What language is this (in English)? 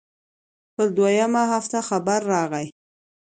Pashto